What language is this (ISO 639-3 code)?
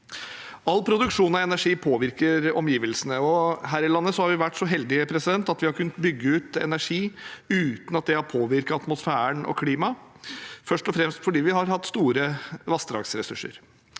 nor